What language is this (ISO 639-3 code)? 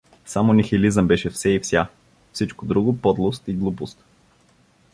bul